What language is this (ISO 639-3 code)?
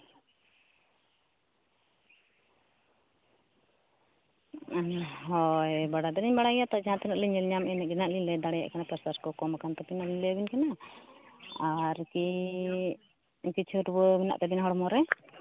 sat